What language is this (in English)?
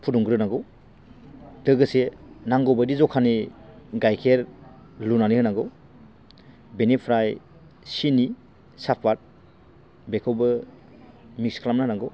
Bodo